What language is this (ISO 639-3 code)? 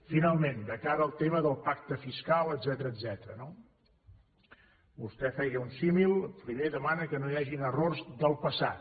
cat